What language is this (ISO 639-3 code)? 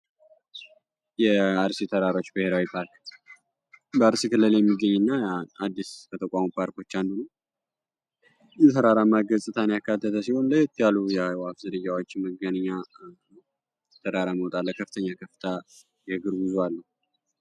amh